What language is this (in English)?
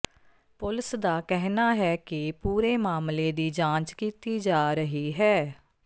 Punjabi